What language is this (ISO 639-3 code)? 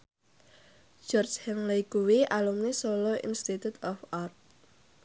jav